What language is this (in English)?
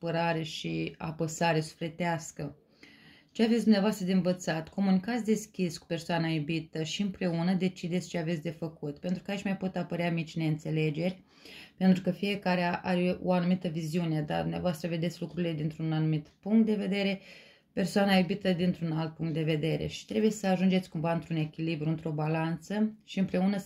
Romanian